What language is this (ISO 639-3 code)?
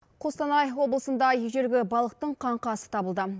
kaz